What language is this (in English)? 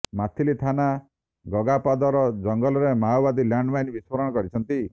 Odia